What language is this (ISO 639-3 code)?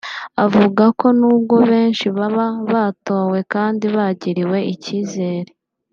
kin